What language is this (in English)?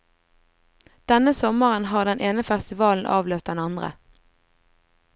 Norwegian